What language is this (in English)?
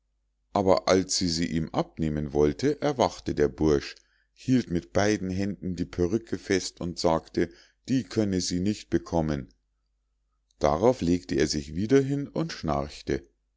German